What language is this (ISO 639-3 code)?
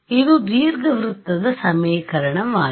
kan